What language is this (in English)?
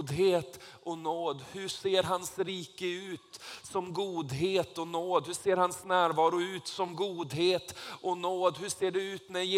Swedish